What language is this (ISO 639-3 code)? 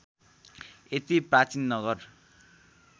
nep